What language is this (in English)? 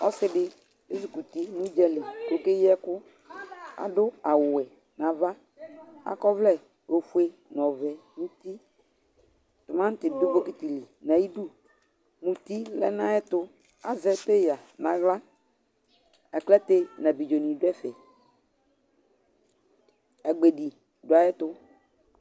Ikposo